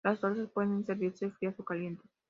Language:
Spanish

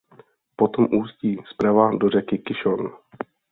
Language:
Czech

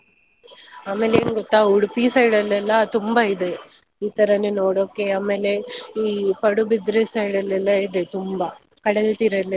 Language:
Kannada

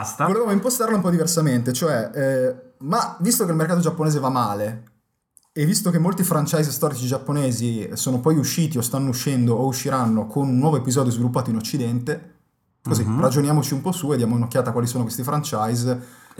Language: Italian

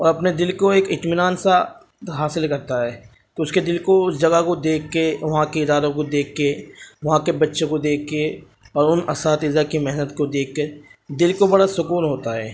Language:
Urdu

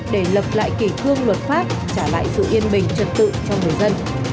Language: Vietnamese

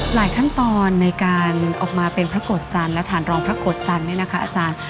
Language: Thai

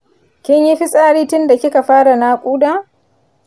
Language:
Hausa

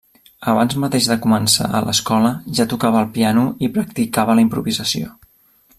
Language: Catalan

